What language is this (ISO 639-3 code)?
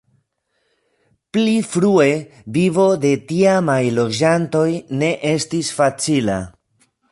epo